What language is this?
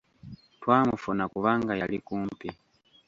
Ganda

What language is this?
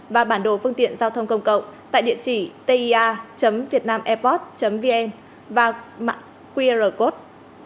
Vietnamese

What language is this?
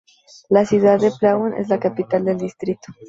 Spanish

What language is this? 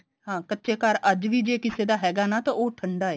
Punjabi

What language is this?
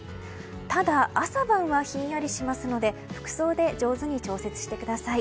Japanese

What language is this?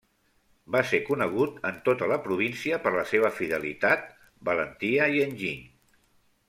Catalan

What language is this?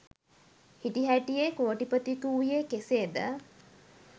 Sinhala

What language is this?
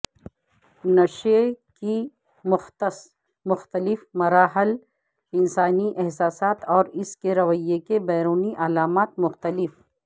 Urdu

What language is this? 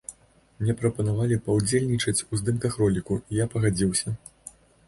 Belarusian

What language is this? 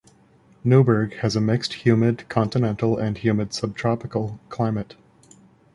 English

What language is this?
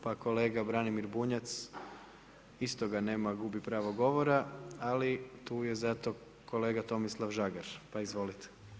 Croatian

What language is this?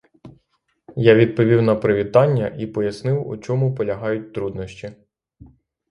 Ukrainian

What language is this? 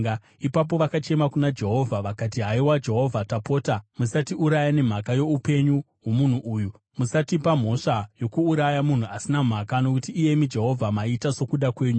Shona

